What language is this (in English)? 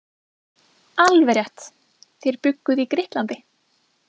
Icelandic